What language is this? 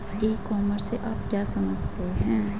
Hindi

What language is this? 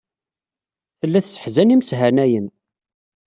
Kabyle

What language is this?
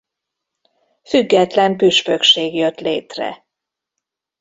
Hungarian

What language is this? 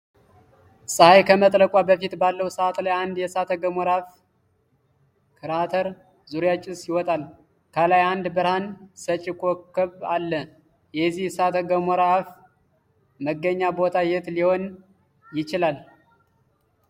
Amharic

